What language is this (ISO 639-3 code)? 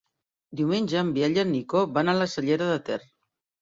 cat